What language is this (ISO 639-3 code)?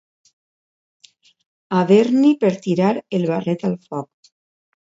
cat